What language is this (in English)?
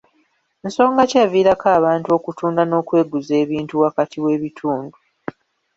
Ganda